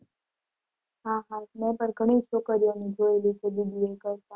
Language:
Gujarati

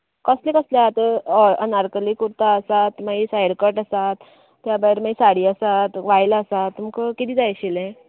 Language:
Konkani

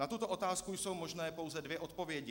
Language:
Czech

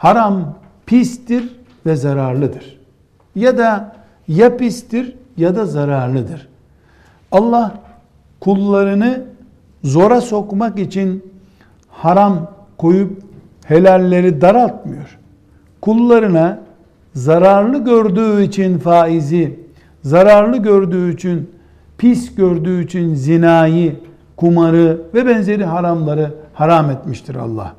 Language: Turkish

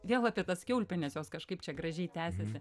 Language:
Lithuanian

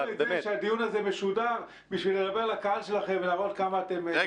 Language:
Hebrew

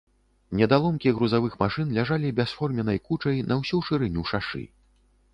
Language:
Belarusian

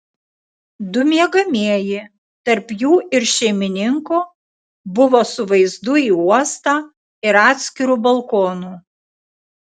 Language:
Lithuanian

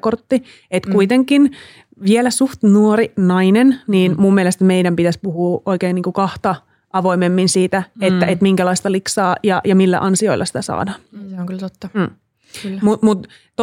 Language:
Finnish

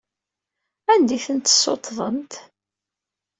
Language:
Kabyle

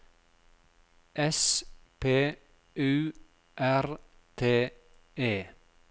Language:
Norwegian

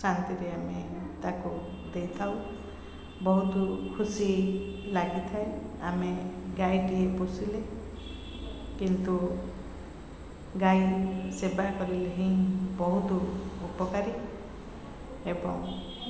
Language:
Odia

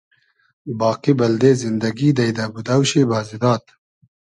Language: Hazaragi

